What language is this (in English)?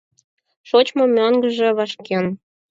Mari